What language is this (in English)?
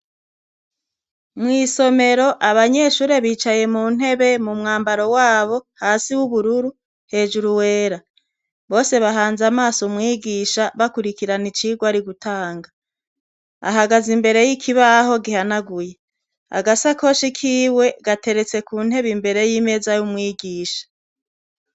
Rundi